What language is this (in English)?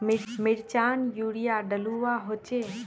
Magahi